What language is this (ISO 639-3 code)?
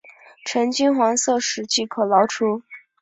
zho